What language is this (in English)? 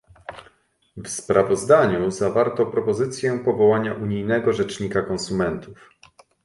Polish